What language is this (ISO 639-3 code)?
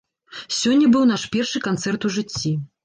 bel